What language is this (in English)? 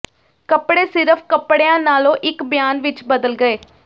Punjabi